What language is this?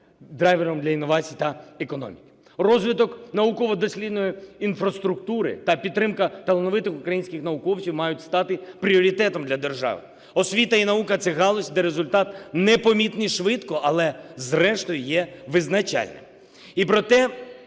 Ukrainian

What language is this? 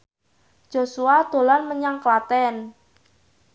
Javanese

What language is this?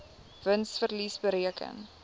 Afrikaans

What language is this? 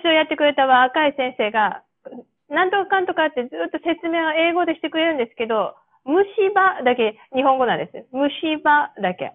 Japanese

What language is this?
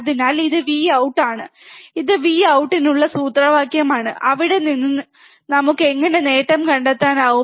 Malayalam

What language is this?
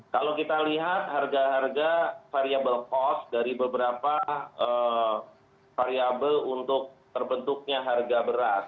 Indonesian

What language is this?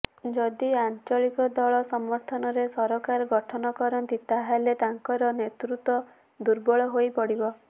Odia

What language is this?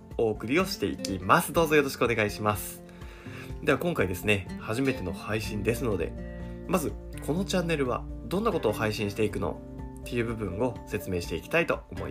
Japanese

